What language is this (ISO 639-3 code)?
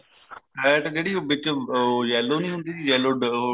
pan